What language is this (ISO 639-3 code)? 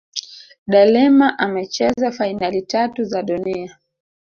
swa